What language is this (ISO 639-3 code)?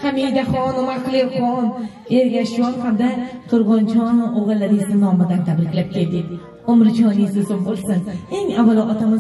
tur